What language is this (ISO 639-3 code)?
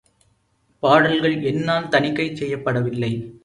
tam